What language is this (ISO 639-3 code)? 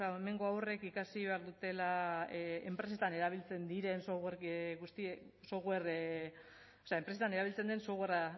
eus